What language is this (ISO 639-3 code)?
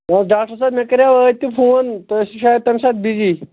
kas